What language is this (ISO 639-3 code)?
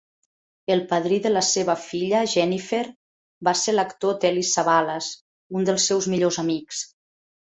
cat